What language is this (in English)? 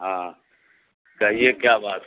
Urdu